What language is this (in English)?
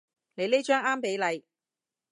Cantonese